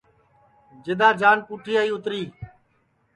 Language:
Sansi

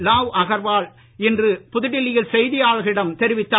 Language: Tamil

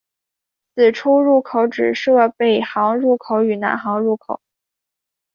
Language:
Chinese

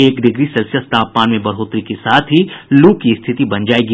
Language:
Hindi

